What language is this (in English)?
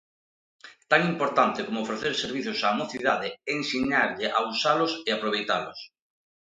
Galician